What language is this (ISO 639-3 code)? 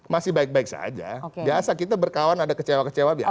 ind